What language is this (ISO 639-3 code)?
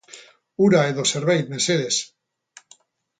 eus